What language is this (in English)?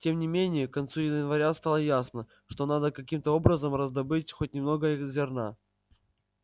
Russian